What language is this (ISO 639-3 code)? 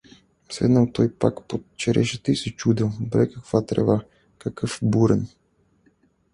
bul